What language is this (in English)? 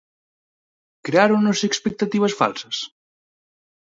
Galician